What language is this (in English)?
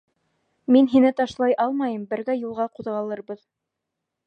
Bashkir